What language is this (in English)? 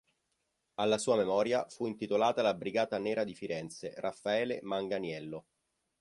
Italian